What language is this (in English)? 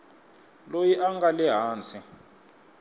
Tsonga